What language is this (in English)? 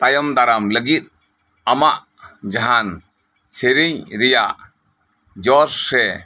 Santali